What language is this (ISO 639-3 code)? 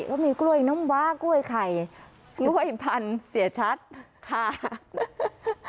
tha